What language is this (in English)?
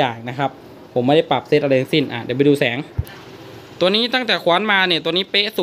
Thai